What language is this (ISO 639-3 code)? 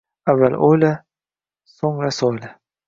uzb